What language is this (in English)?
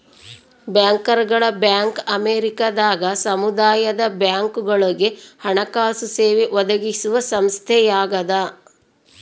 Kannada